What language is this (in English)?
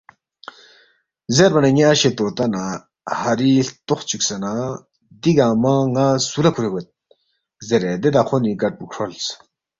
Balti